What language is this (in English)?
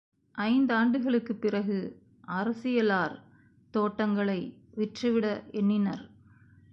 Tamil